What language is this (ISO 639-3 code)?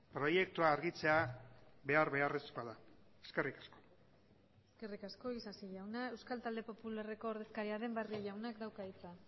eus